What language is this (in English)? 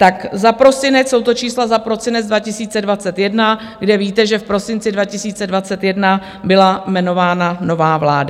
Czech